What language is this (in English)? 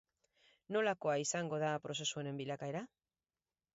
Basque